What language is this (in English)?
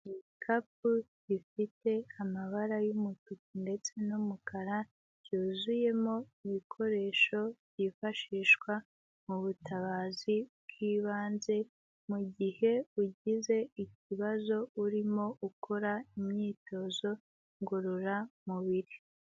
Kinyarwanda